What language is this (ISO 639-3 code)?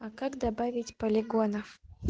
rus